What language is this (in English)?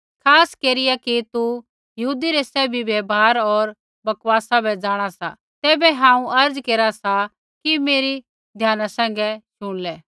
Kullu Pahari